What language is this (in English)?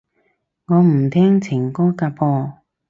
Cantonese